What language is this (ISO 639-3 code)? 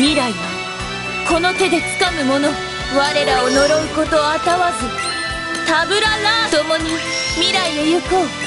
jpn